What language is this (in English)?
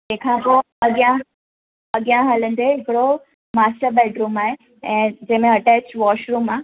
Sindhi